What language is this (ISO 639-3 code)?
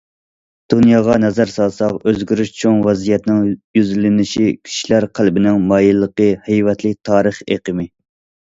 uig